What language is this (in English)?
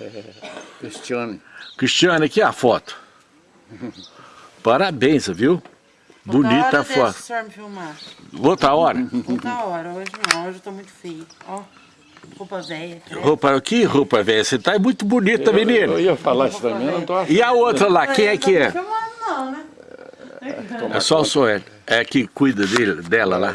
Portuguese